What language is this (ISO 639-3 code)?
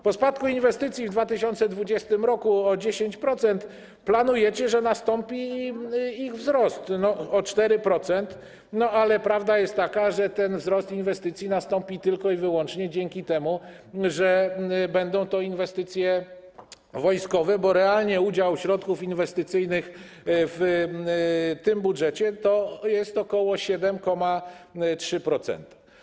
pol